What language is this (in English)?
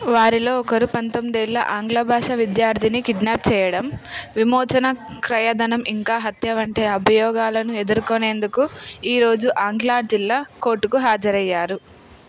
Telugu